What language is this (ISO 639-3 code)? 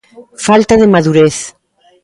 glg